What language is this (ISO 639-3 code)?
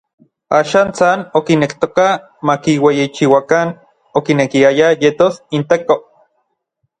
nlv